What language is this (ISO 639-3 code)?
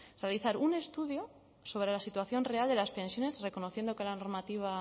spa